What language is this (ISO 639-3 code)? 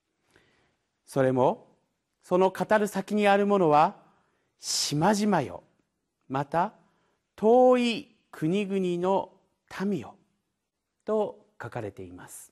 jpn